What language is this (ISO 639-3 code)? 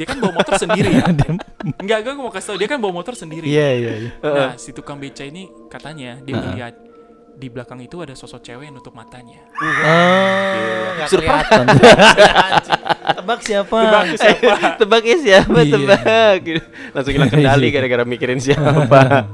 ind